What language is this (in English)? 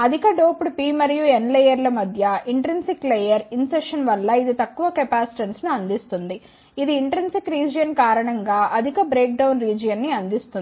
Telugu